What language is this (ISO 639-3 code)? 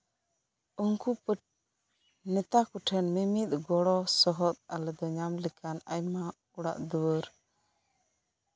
sat